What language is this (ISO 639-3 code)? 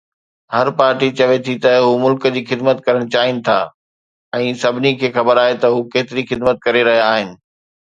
snd